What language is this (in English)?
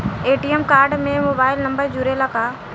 Bhojpuri